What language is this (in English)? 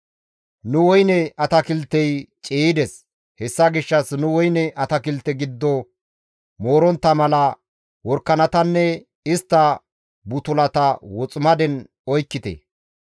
Gamo